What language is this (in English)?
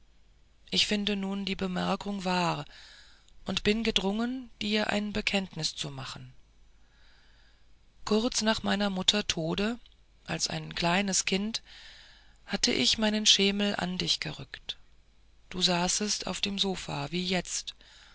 German